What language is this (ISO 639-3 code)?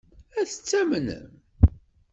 kab